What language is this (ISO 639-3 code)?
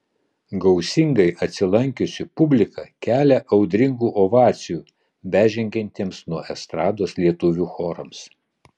lit